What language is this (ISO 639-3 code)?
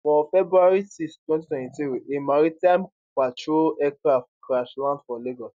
pcm